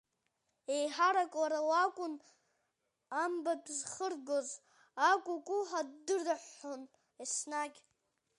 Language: Abkhazian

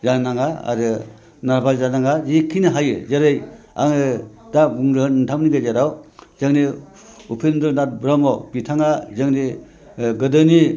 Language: Bodo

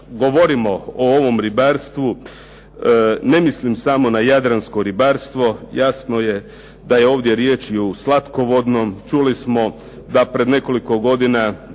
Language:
Croatian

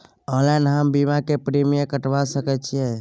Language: Maithili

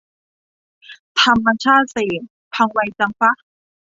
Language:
Thai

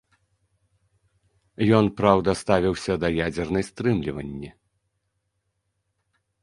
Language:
Belarusian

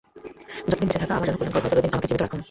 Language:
Bangla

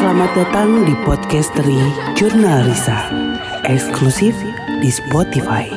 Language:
Indonesian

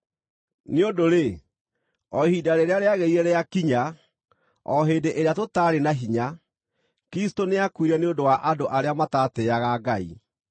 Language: Kikuyu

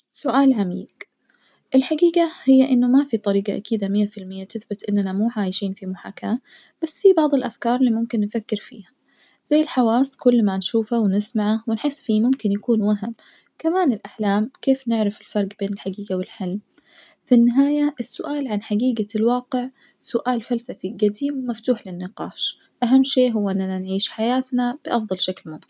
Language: Najdi Arabic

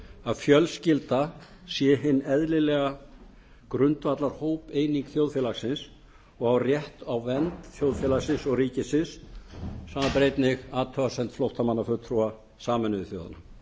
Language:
Icelandic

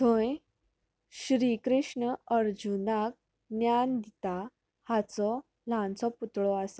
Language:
Konkani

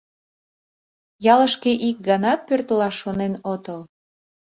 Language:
Mari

